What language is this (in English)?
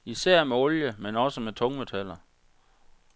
Danish